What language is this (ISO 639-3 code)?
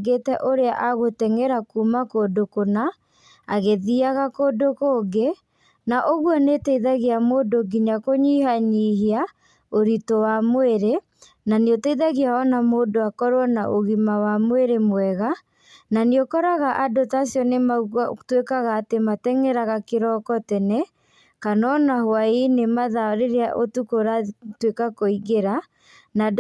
kik